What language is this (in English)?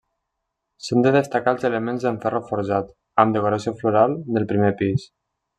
Catalan